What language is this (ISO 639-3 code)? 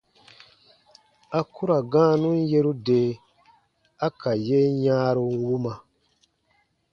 bba